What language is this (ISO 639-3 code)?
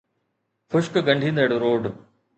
snd